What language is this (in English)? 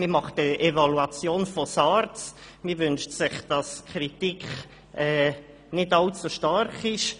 Swiss German